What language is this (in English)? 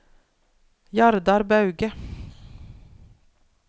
Norwegian